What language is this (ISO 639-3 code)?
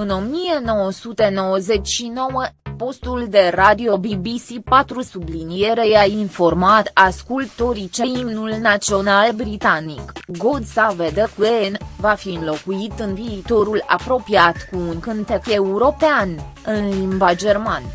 ron